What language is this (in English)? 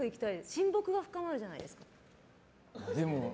Japanese